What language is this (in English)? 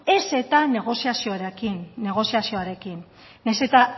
Basque